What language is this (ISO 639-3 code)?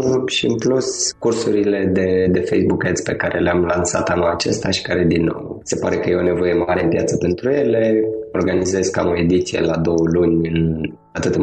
ron